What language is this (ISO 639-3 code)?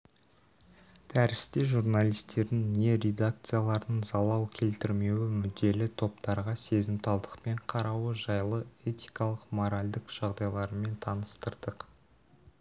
kaz